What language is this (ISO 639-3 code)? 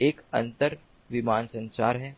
hin